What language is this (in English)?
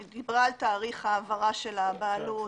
Hebrew